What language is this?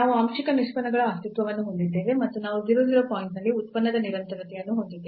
Kannada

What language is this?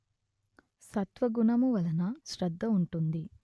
Telugu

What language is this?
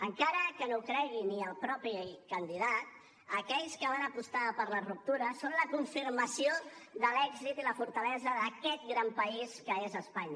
Catalan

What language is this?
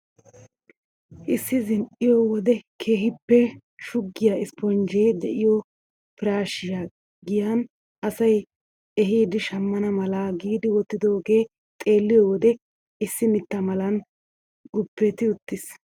Wolaytta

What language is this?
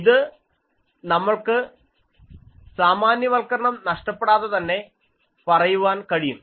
Malayalam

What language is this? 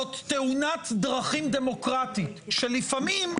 Hebrew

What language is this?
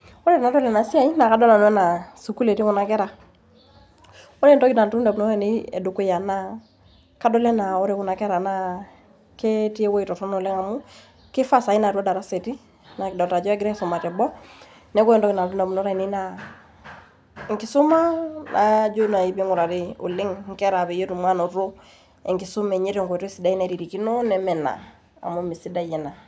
Masai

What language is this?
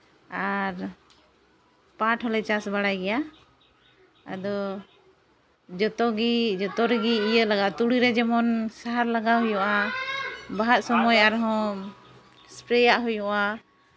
Santali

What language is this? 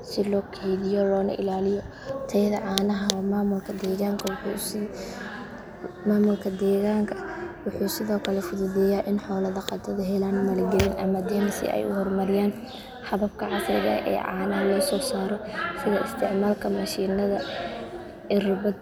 Somali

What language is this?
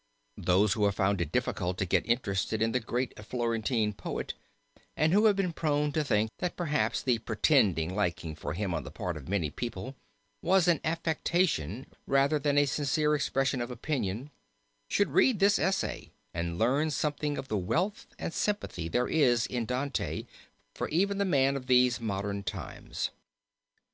English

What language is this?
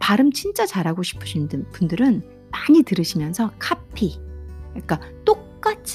Korean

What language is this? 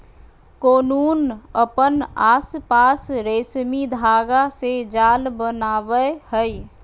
Magahi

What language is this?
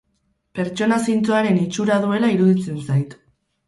Basque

